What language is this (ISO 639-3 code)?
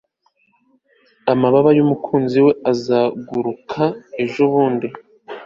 kin